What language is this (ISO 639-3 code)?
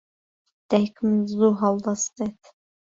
ckb